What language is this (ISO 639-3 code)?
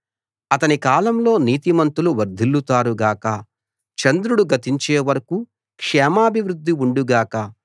tel